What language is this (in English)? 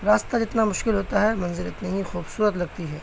Urdu